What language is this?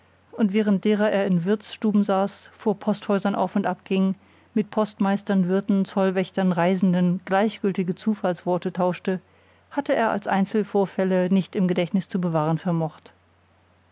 German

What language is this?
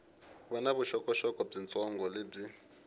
Tsonga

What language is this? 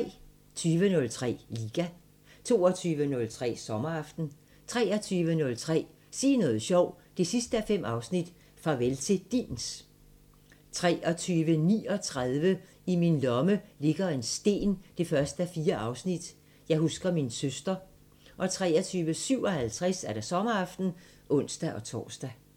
Danish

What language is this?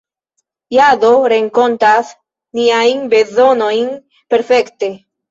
Esperanto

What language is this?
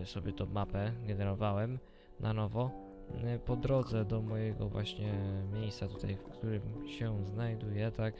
Polish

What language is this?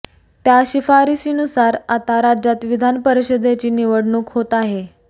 Marathi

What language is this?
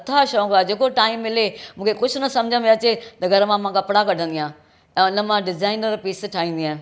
Sindhi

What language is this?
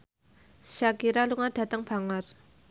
Javanese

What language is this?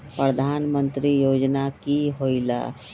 Magahi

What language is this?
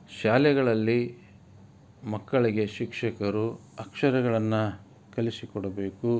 Kannada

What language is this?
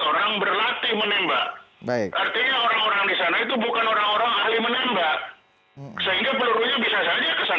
Indonesian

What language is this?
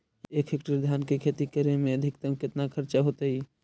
Magahi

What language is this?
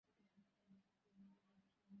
Bangla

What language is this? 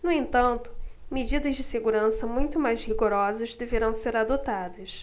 Portuguese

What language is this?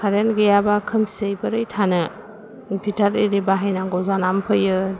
Bodo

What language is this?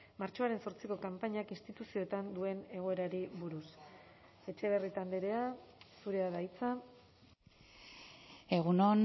Basque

